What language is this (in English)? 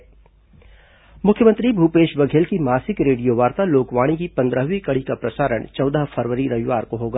Hindi